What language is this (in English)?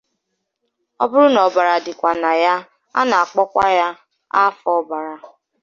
Igbo